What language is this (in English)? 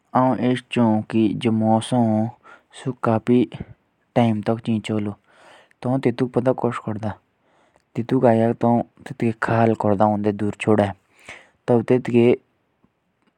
Jaunsari